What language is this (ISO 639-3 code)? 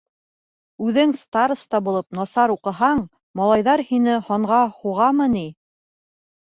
bak